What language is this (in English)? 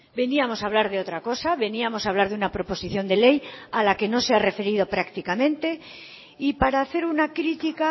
Spanish